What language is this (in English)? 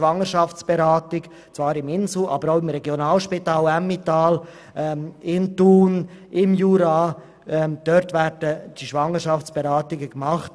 Swiss German